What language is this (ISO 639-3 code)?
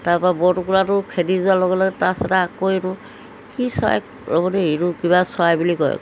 asm